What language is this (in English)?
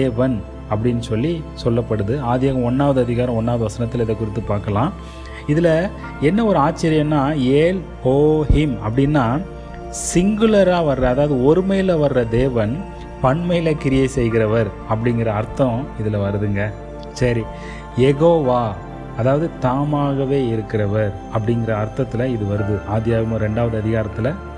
Tamil